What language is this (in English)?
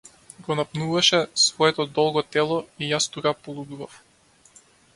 Macedonian